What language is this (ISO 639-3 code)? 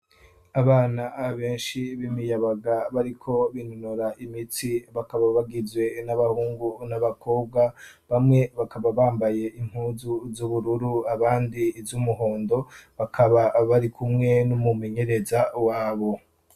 run